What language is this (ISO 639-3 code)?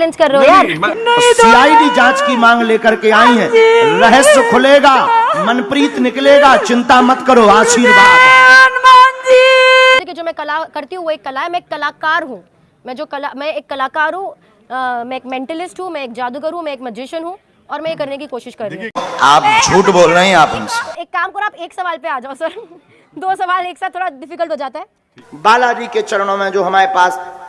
hin